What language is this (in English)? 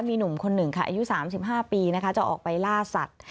Thai